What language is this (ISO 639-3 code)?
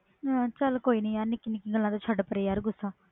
pan